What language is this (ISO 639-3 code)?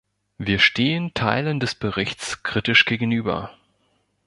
deu